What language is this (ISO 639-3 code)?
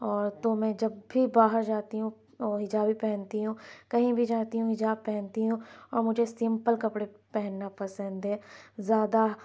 urd